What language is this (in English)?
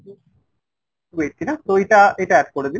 Bangla